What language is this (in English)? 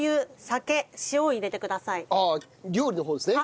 Japanese